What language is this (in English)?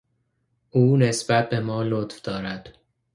Persian